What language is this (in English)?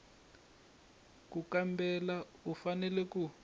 Tsonga